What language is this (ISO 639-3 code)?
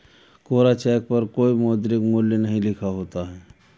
hin